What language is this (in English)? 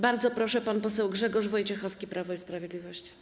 Polish